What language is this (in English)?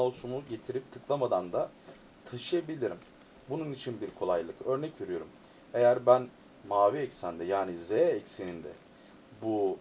Turkish